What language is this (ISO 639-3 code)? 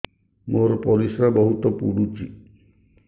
ori